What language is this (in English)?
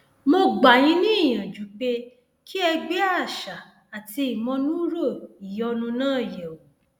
Yoruba